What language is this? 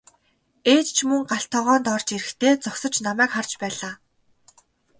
Mongolian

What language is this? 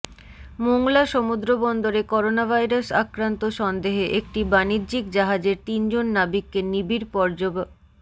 Bangla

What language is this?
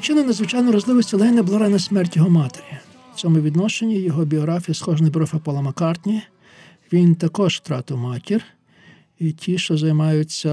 Ukrainian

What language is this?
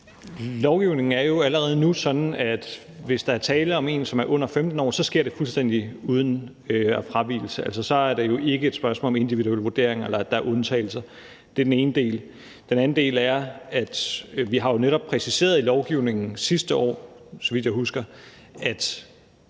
Danish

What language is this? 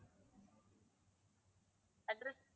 Tamil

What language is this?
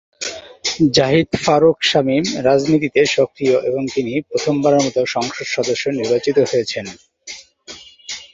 Bangla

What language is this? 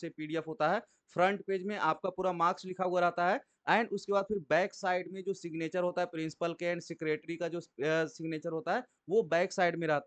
Hindi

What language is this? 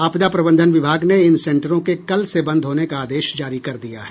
Hindi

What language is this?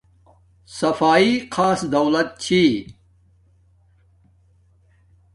Domaaki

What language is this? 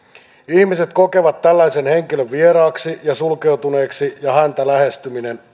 Finnish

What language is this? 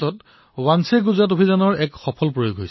Assamese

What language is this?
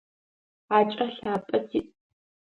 Adyghe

